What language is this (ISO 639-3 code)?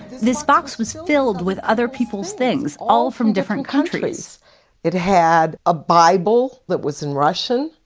eng